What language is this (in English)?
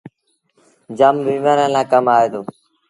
Sindhi Bhil